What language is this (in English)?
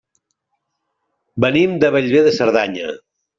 Catalan